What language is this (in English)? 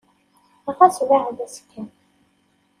Kabyle